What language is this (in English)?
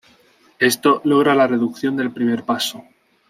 Spanish